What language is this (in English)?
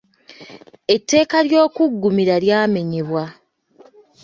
Ganda